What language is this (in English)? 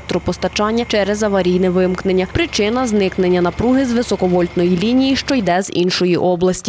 Ukrainian